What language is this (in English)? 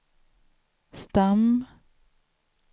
Swedish